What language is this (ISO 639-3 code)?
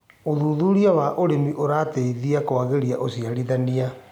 kik